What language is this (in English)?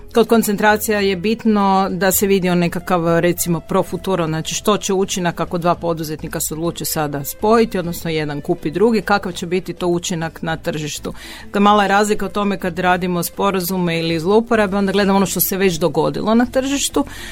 Croatian